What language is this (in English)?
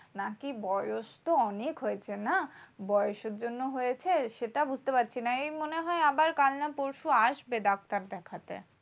Bangla